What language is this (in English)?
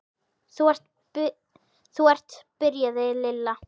Icelandic